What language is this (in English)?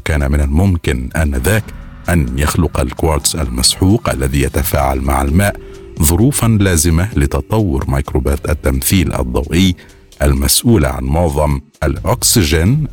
Arabic